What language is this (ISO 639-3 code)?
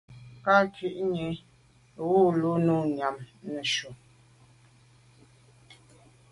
byv